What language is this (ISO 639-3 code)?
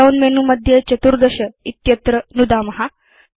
san